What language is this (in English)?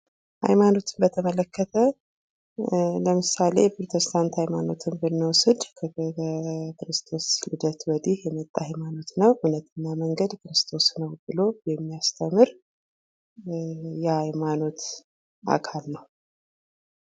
Amharic